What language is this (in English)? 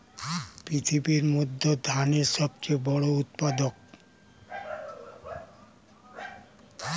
Bangla